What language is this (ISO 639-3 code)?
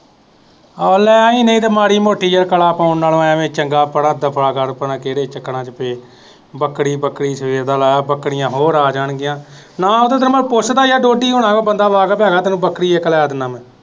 pan